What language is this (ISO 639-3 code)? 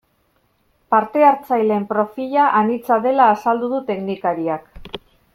eus